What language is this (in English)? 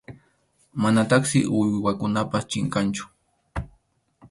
Arequipa-La Unión Quechua